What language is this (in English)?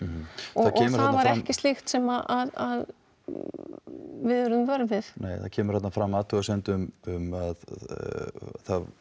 Icelandic